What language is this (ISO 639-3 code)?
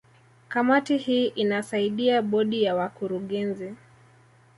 swa